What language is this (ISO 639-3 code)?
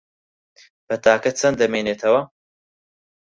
ckb